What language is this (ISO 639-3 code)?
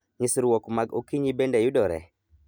luo